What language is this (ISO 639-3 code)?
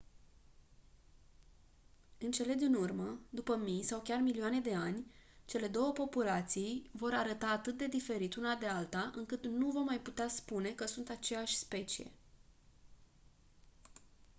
ron